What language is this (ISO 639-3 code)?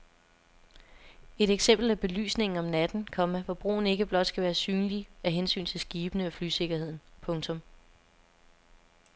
dan